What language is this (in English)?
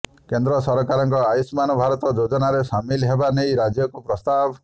Odia